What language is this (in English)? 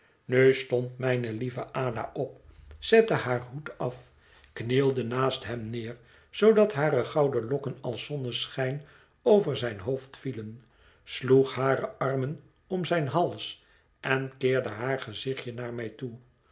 Dutch